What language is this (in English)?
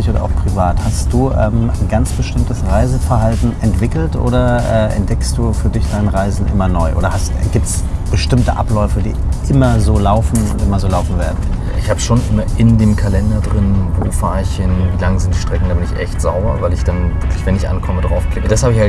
German